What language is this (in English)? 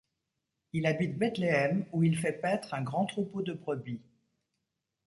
French